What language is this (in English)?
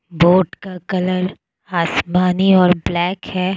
Hindi